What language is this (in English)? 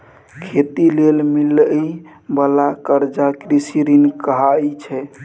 Maithili